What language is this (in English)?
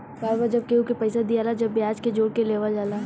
Bhojpuri